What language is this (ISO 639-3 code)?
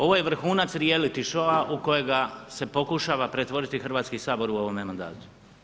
hrv